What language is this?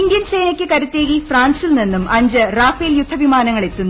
Malayalam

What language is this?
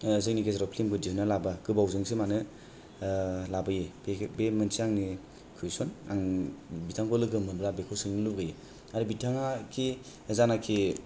Bodo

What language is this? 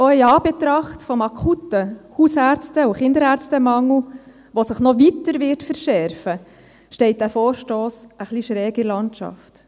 Swiss German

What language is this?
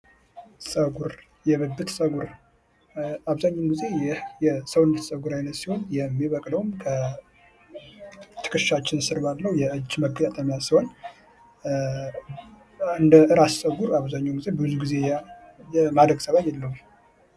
Amharic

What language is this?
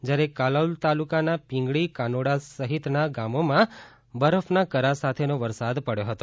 Gujarati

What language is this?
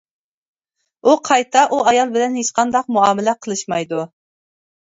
Uyghur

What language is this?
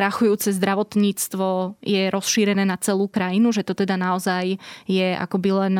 Slovak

